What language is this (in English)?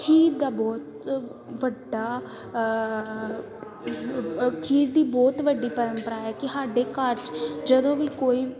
Punjabi